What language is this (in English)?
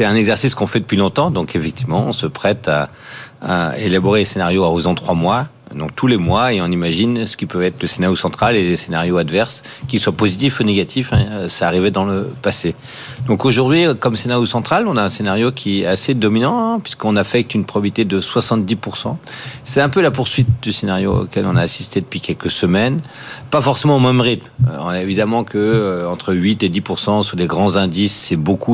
French